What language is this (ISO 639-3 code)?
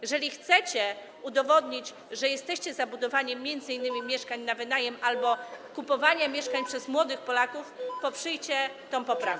pol